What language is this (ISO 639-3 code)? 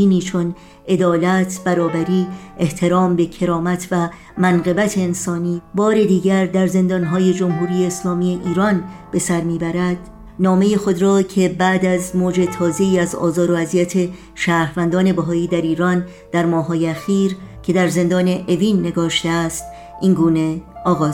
fas